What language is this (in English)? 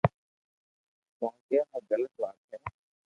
Loarki